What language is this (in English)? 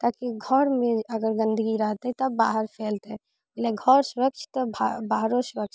Maithili